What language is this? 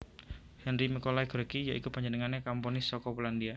Javanese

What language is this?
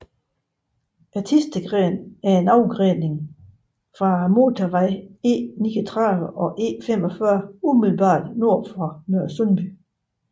Danish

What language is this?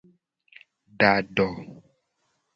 Gen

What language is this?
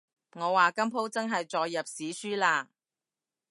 Cantonese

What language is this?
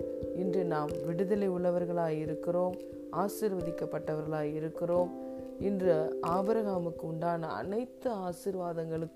Tamil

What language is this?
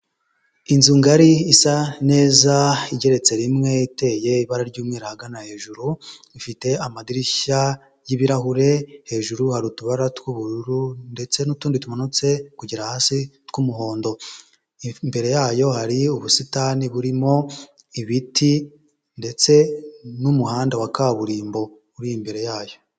Kinyarwanda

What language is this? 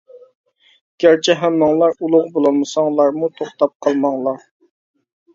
Uyghur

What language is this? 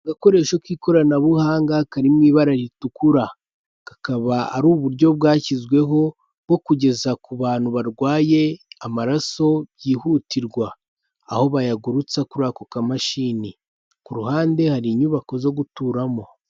Kinyarwanda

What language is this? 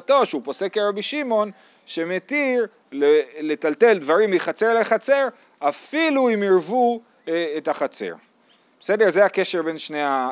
Hebrew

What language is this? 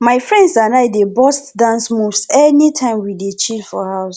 Nigerian Pidgin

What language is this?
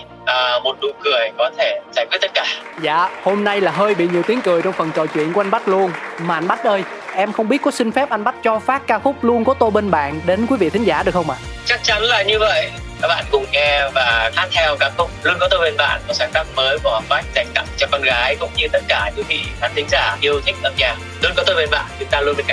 Vietnamese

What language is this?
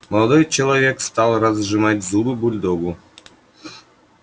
Russian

